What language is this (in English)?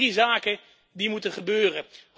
Dutch